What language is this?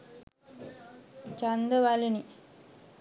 Sinhala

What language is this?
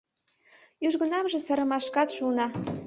Mari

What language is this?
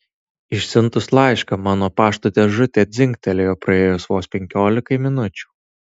Lithuanian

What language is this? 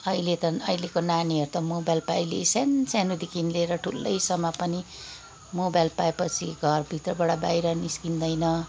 Nepali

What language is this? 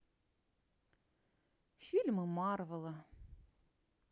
Russian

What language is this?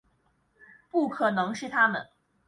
Chinese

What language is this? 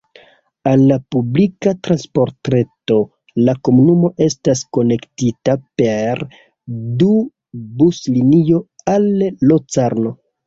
Esperanto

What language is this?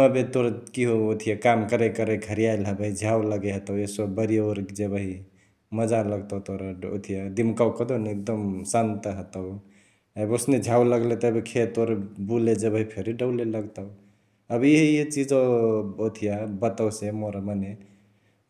Chitwania Tharu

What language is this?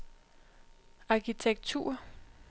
Danish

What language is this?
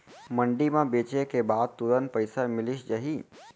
Chhattisgarhi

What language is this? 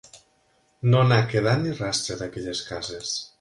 Catalan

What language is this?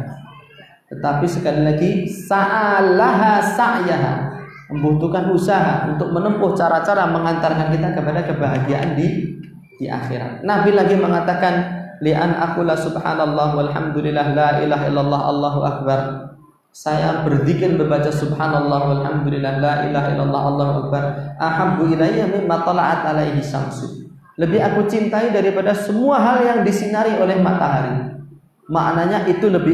Indonesian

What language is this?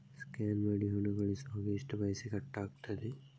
Kannada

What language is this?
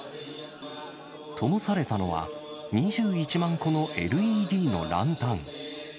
Japanese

